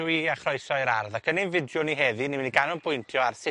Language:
Welsh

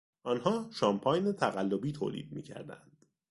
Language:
Persian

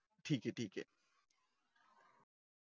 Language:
Marathi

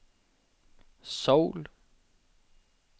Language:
Norwegian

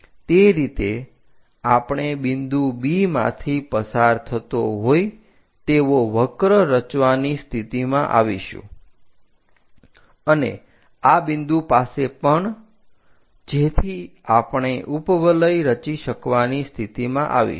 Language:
Gujarati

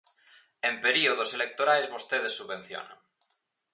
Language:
Galician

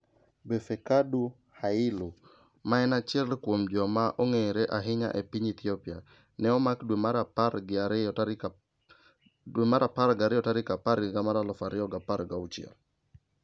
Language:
Luo (Kenya and Tanzania)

